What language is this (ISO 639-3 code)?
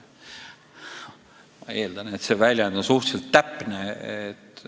est